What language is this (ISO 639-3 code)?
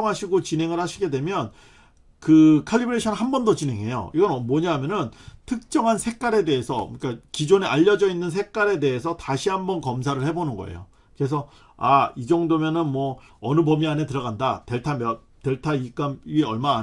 kor